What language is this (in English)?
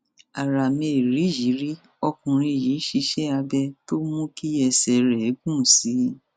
Yoruba